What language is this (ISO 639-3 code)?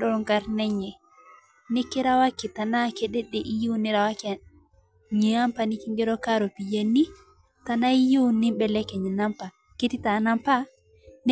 mas